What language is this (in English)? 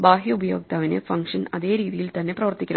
Malayalam